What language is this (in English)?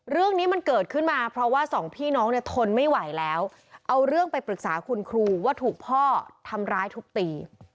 Thai